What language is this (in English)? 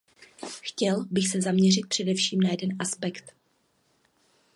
Czech